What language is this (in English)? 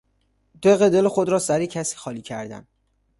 Persian